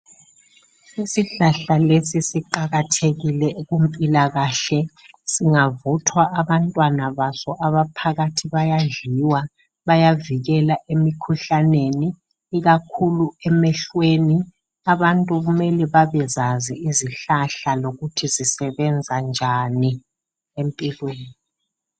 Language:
North Ndebele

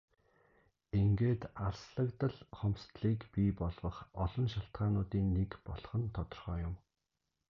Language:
Mongolian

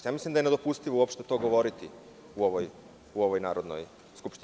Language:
Serbian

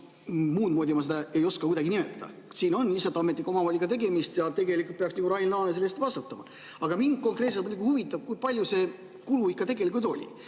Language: Estonian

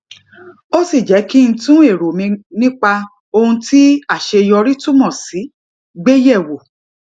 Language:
Yoruba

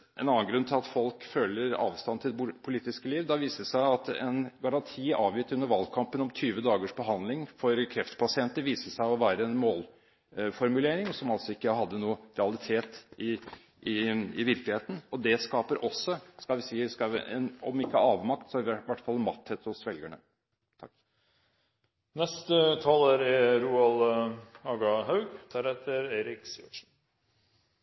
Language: Norwegian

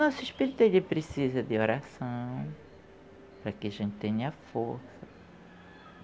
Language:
Portuguese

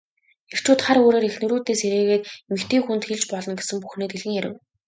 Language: Mongolian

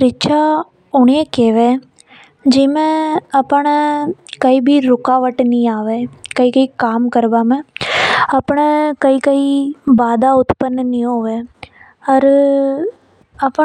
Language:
Hadothi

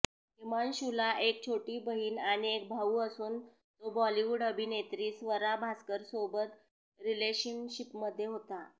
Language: Marathi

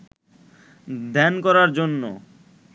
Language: Bangla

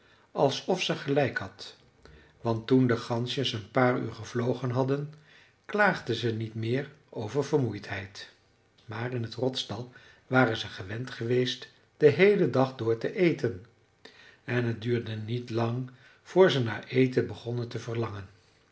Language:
Dutch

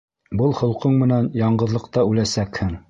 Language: Bashkir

